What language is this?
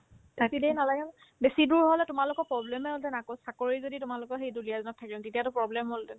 Assamese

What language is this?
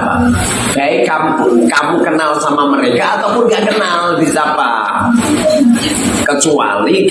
Indonesian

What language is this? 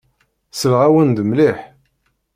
Kabyle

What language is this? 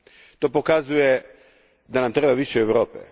Croatian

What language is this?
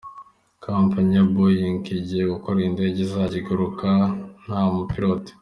Kinyarwanda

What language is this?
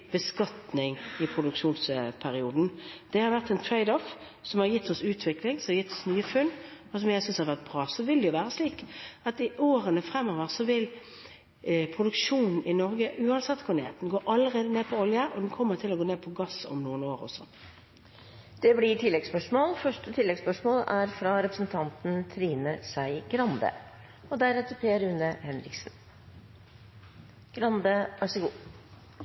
Norwegian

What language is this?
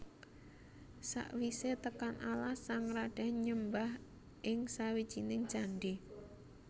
Javanese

